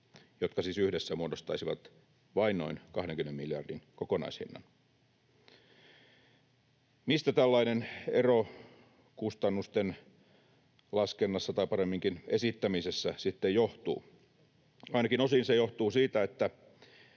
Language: Finnish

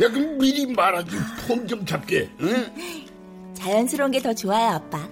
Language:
Korean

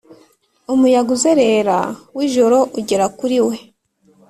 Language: Kinyarwanda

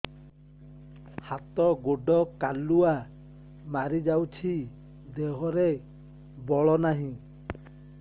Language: Odia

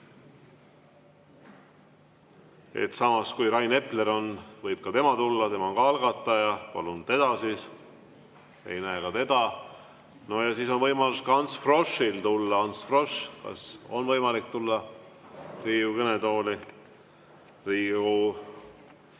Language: Estonian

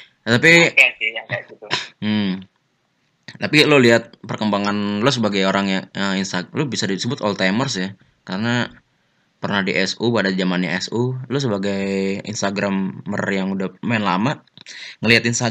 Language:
Indonesian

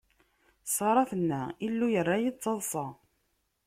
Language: Kabyle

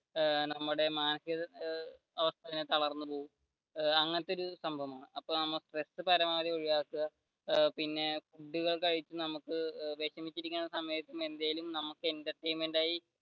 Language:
Malayalam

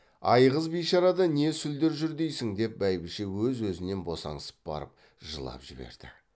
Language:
Kazakh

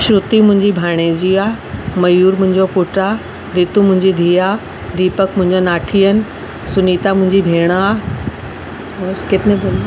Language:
Sindhi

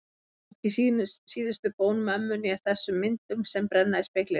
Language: Icelandic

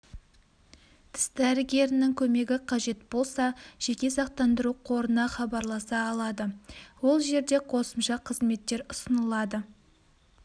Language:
Kazakh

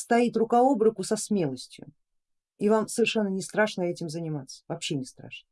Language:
Russian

